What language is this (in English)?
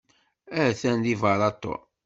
Kabyle